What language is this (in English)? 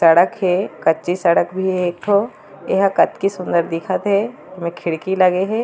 Chhattisgarhi